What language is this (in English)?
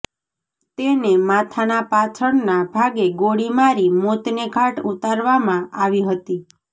Gujarati